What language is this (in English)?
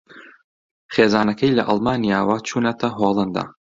Central Kurdish